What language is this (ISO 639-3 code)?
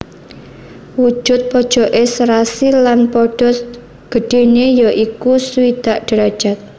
jav